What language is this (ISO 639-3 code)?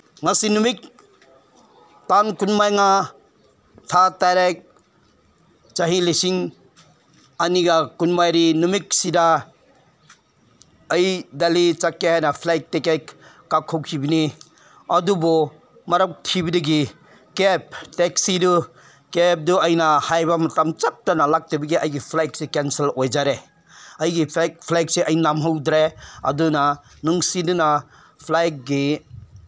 mni